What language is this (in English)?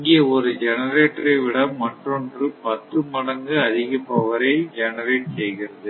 Tamil